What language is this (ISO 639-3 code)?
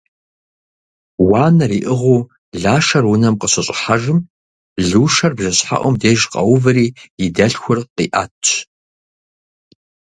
kbd